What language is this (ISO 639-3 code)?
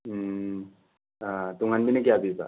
mni